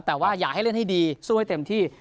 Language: Thai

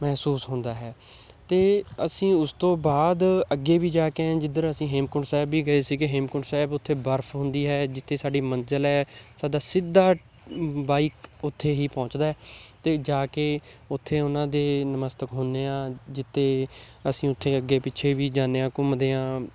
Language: Punjabi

